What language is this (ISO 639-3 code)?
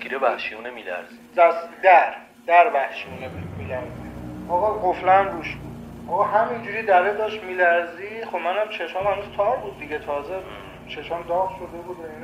fas